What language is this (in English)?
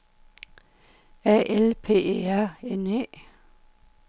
Danish